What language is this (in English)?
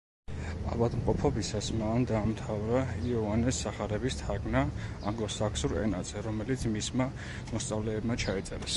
Georgian